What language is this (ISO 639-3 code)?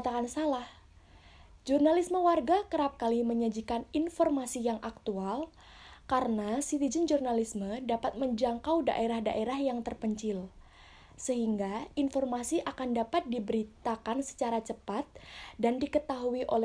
ind